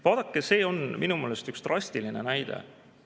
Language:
Estonian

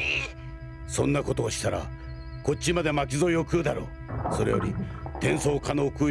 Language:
Japanese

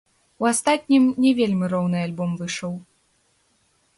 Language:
Belarusian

